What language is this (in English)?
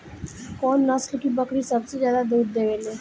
Bhojpuri